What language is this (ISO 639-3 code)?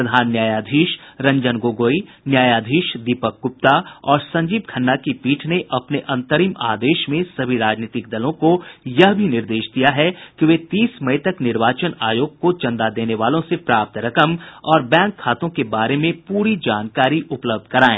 hin